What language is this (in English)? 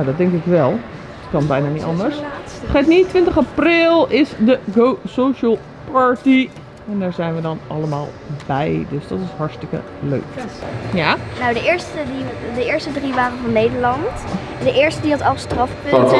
Dutch